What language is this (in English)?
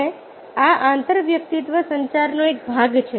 Gujarati